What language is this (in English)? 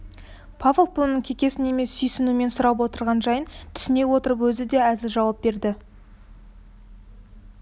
Kazakh